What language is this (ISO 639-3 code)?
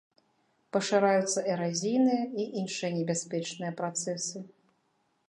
bel